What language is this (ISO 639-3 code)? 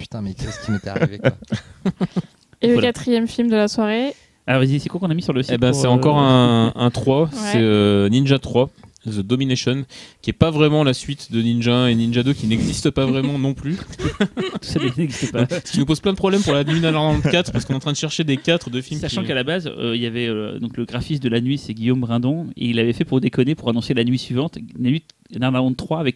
fra